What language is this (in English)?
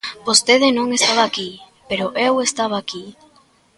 Galician